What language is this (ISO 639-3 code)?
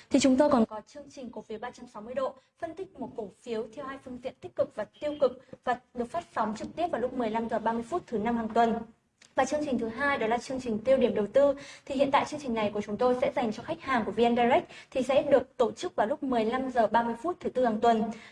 vie